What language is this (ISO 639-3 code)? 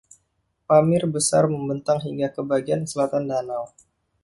ind